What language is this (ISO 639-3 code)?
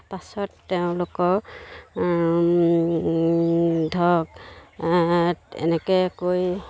asm